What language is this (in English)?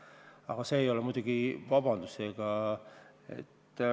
Estonian